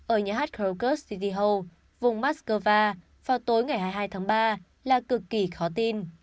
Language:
Vietnamese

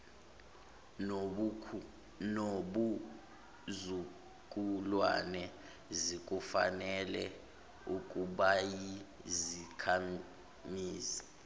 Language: Zulu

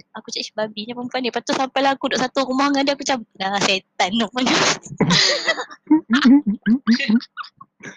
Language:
Malay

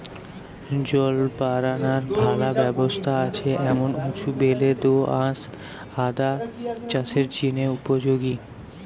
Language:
Bangla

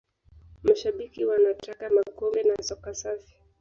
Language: Swahili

